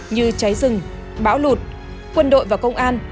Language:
Vietnamese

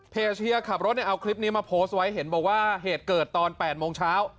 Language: Thai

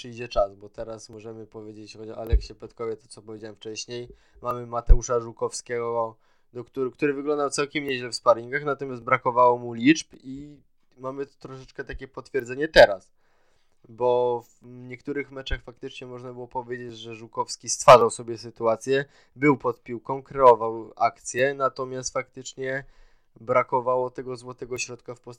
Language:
Polish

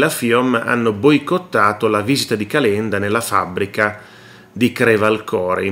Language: Italian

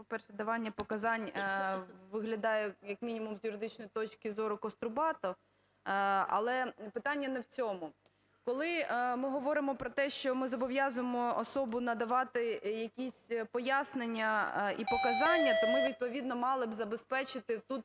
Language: Ukrainian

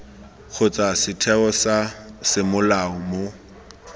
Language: Tswana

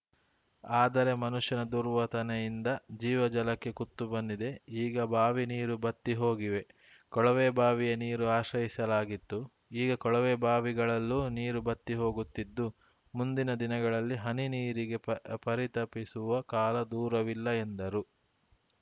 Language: Kannada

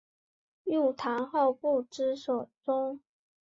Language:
Chinese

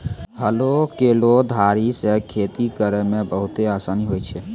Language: Maithili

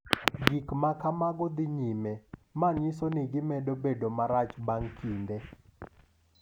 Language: Luo (Kenya and Tanzania)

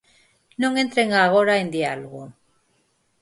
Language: Galician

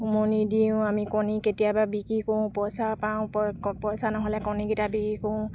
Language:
Assamese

